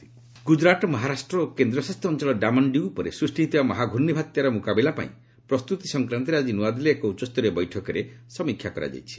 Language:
Odia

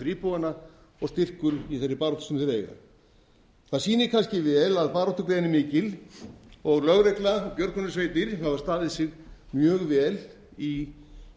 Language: Icelandic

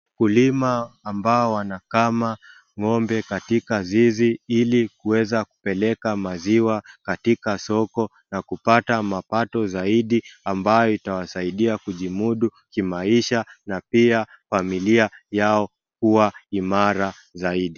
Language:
Swahili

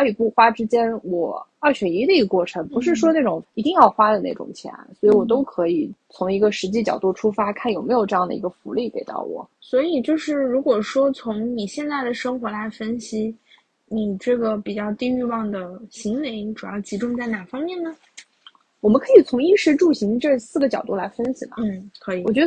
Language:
Chinese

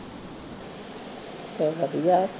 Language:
Punjabi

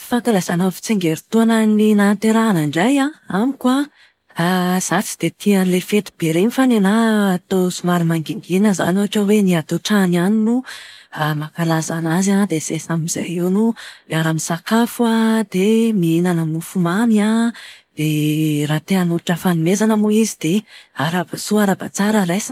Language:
Malagasy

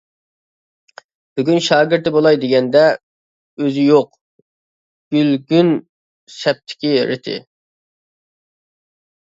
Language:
Uyghur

